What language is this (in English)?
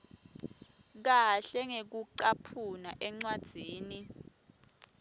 Swati